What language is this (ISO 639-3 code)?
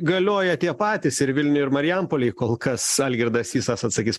lit